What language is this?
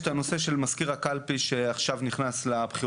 Hebrew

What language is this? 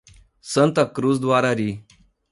Portuguese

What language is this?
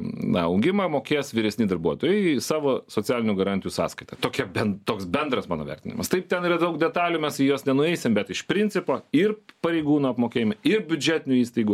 Lithuanian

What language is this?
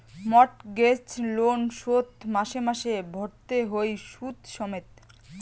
Bangla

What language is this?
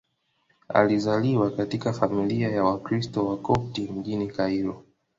Swahili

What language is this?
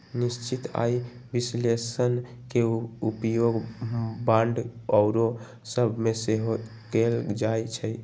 Magahi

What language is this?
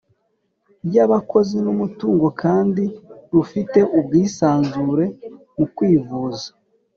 Kinyarwanda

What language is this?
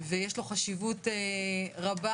Hebrew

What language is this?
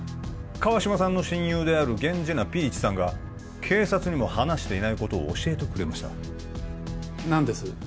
Japanese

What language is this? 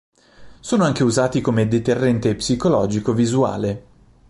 Italian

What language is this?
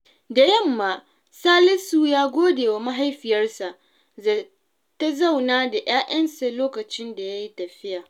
Hausa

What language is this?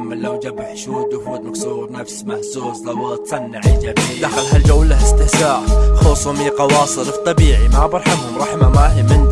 Arabic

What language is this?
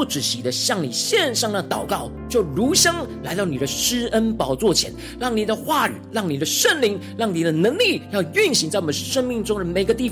Chinese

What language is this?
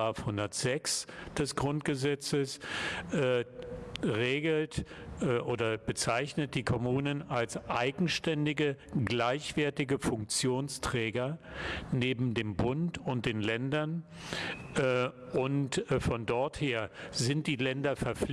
German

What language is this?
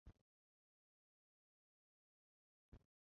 Chinese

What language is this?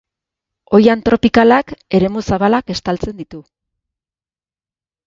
Basque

